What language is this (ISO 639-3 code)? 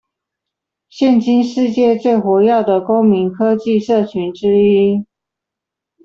zho